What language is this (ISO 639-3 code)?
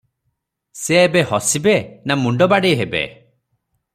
ori